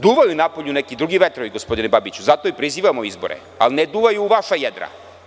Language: Serbian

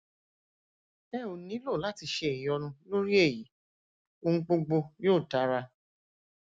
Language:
Yoruba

